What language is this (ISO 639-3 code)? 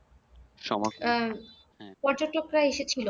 ben